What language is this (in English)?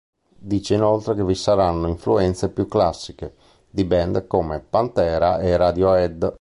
Italian